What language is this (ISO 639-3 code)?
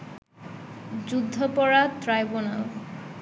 ben